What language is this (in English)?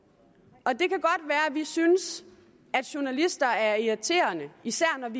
Danish